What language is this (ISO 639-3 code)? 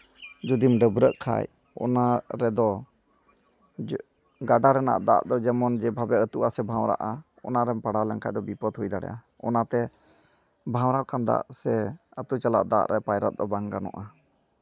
sat